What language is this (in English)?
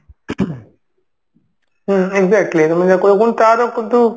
Odia